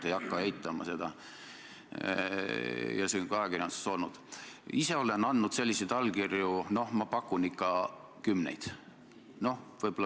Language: Estonian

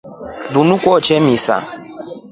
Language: Rombo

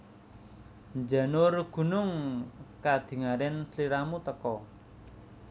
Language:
Javanese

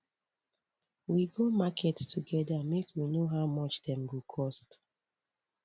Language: Nigerian Pidgin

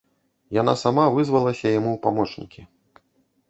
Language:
Belarusian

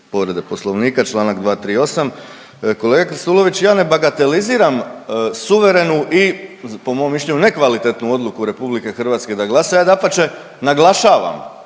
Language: Croatian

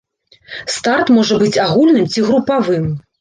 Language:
Belarusian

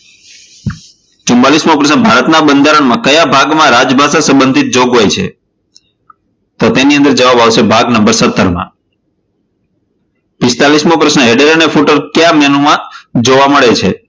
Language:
Gujarati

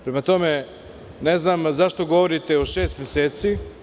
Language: Serbian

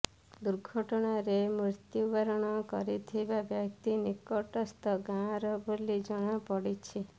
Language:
Odia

